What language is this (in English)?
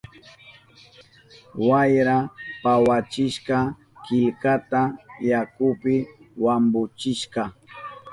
Southern Pastaza Quechua